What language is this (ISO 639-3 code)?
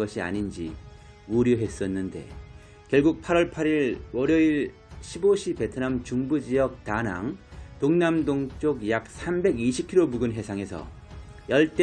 kor